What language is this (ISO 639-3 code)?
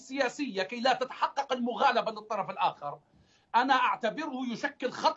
ara